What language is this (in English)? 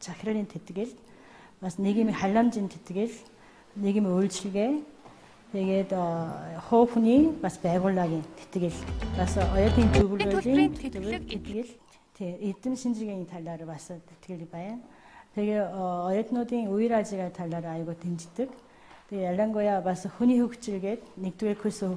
Korean